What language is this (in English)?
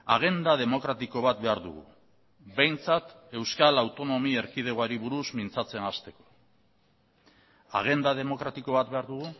Basque